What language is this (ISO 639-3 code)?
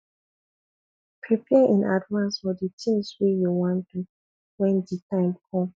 pcm